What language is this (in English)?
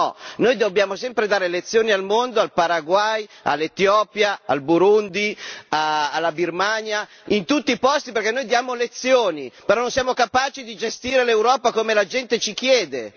Italian